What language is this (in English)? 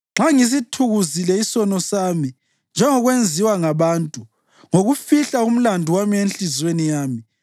North Ndebele